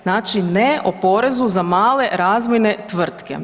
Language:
Croatian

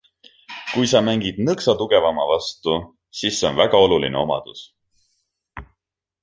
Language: Estonian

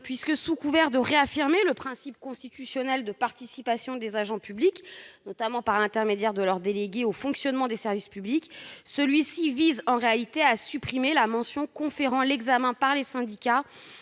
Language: French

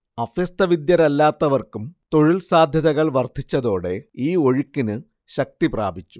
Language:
Malayalam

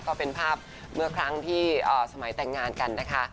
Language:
Thai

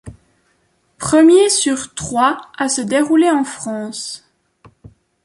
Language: French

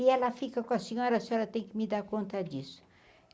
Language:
Portuguese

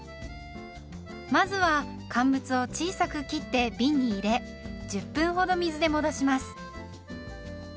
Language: Japanese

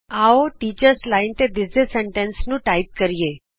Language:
Punjabi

